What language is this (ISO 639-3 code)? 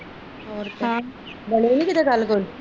pan